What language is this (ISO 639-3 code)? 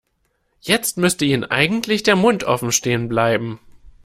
deu